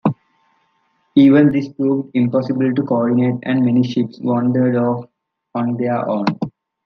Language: English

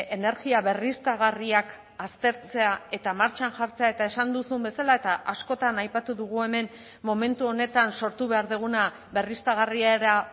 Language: Basque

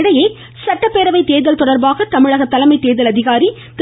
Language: Tamil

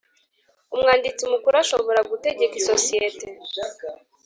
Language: Kinyarwanda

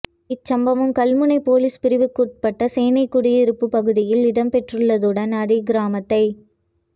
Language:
Tamil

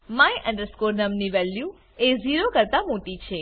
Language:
Gujarati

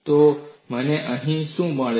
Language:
Gujarati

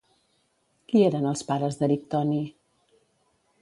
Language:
Catalan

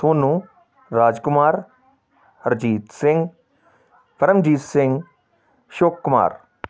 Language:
Punjabi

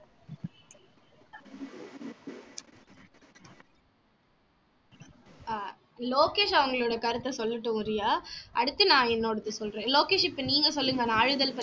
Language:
Tamil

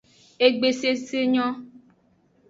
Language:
Aja (Benin)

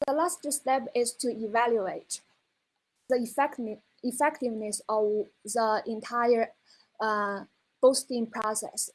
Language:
English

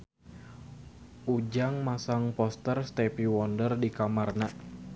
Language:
Sundanese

